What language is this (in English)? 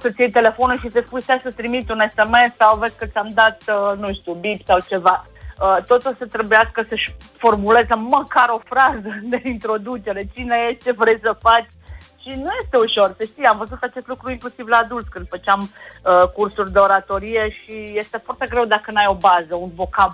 Romanian